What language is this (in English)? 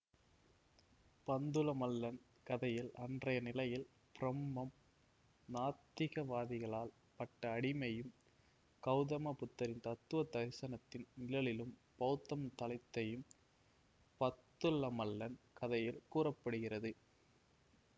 Tamil